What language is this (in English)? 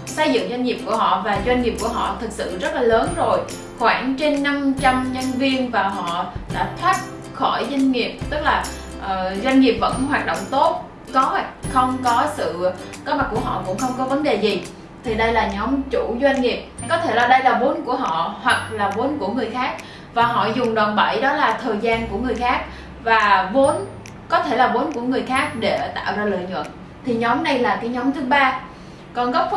Vietnamese